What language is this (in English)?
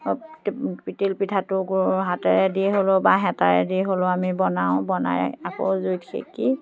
Assamese